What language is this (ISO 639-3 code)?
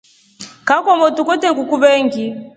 rof